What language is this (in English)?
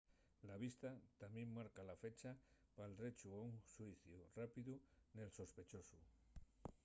Asturian